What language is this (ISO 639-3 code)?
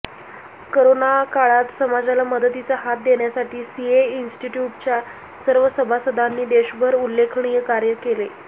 mar